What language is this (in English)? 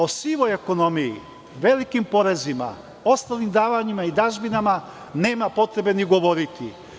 Serbian